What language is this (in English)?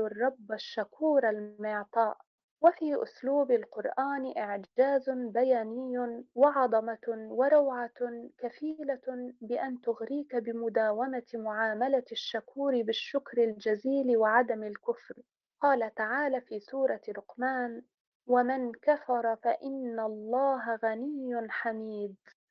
Arabic